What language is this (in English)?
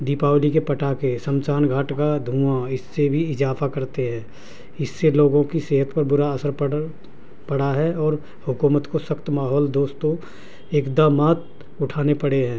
Urdu